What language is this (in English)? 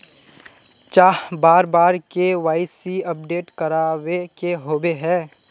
Magahi